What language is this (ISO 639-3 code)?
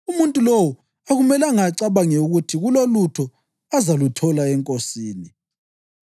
nde